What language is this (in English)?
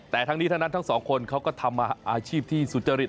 Thai